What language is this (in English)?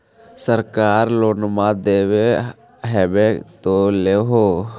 Magahi